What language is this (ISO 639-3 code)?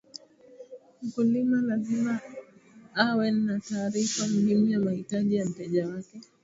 swa